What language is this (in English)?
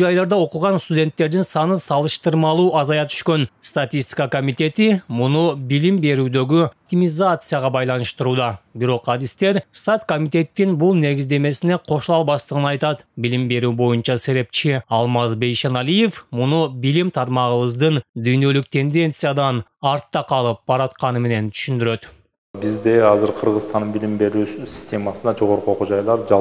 Turkish